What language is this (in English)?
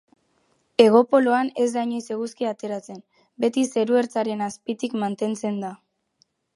Basque